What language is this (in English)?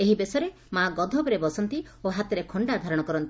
Odia